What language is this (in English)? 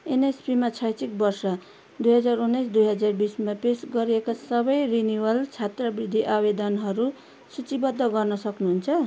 Nepali